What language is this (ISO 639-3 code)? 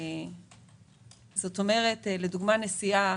heb